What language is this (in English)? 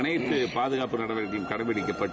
Tamil